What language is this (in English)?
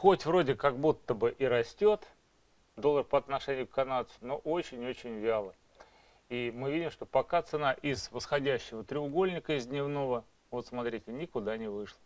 Russian